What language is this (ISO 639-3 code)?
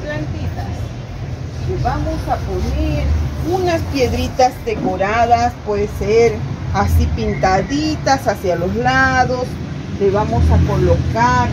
spa